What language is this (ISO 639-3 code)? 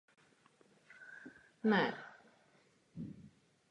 ces